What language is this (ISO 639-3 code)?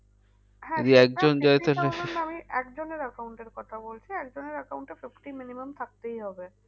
ben